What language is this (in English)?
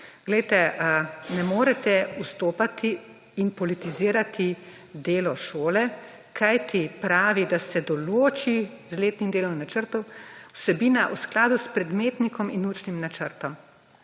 Slovenian